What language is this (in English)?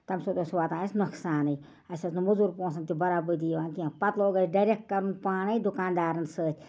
Kashmiri